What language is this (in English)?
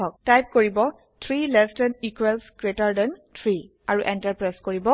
Assamese